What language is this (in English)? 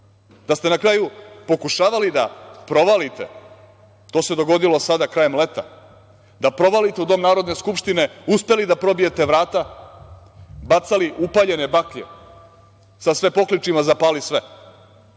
Serbian